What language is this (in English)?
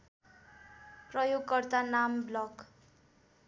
Nepali